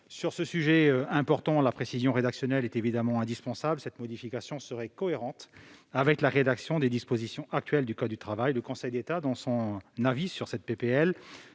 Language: French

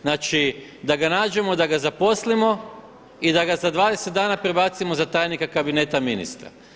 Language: Croatian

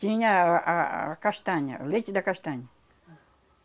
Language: Portuguese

